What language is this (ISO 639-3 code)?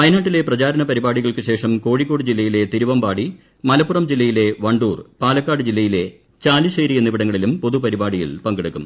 mal